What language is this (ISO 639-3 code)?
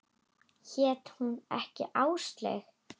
isl